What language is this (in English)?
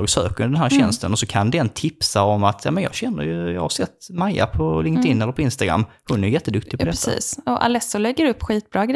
Swedish